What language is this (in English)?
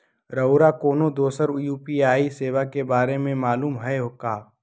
Magahi